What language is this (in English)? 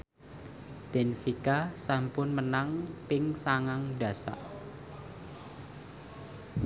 Javanese